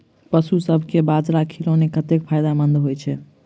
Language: Maithili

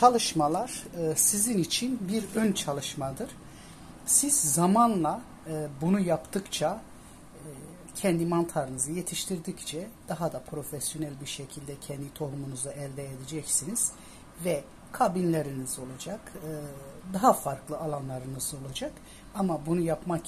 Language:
Turkish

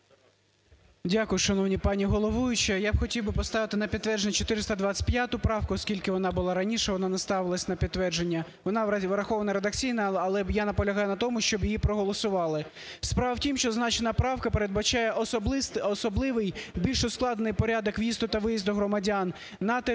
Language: Ukrainian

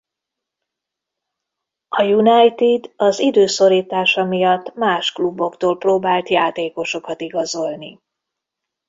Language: Hungarian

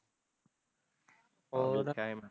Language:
Punjabi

